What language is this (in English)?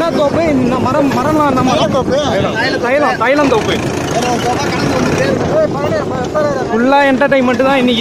Romanian